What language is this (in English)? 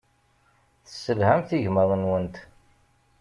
Kabyle